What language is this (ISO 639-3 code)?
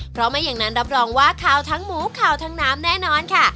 tha